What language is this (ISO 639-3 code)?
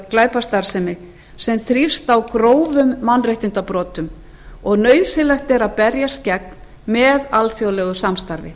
isl